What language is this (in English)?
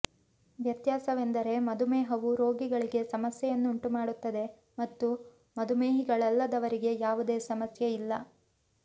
Kannada